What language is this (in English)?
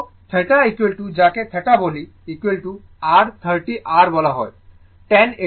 Bangla